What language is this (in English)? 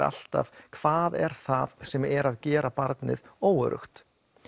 Icelandic